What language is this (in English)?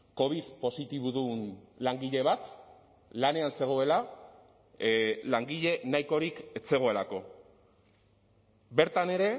Basque